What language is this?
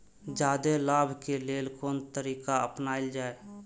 Maithili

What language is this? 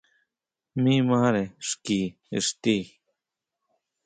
Huautla Mazatec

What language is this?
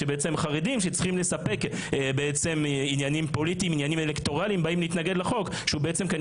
Hebrew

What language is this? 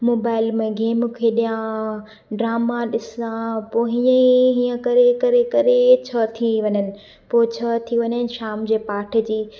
Sindhi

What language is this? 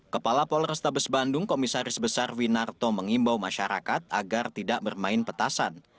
Indonesian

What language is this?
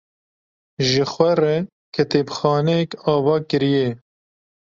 Kurdish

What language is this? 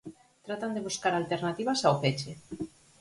Galician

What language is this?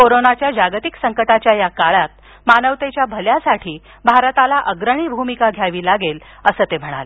Marathi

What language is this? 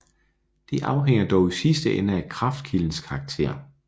Danish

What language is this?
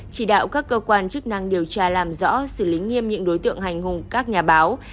Vietnamese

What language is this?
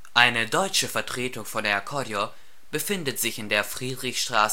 German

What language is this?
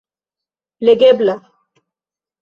Esperanto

